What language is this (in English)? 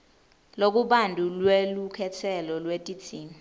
Swati